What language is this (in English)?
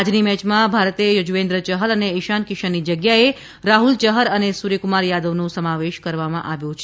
Gujarati